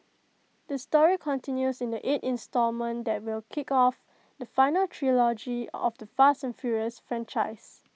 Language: English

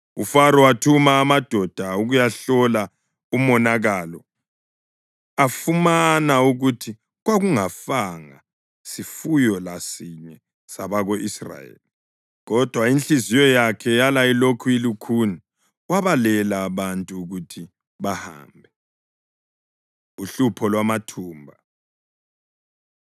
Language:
North Ndebele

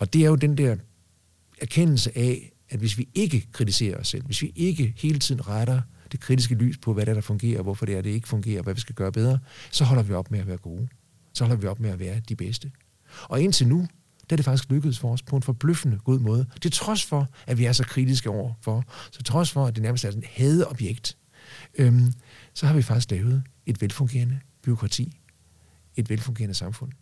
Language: Danish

